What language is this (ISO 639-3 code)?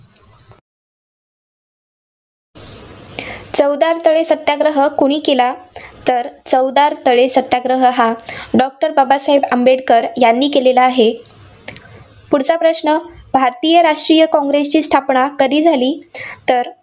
mar